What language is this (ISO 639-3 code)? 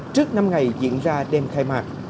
vie